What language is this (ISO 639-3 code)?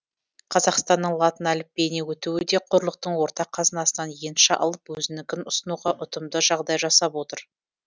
kaz